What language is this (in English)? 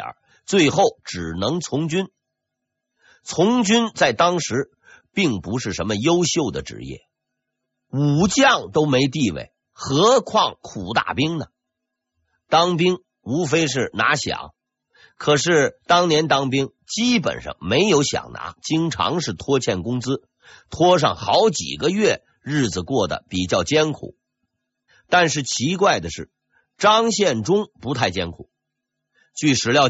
Chinese